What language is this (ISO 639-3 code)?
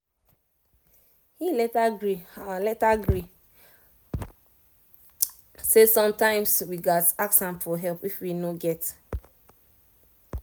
pcm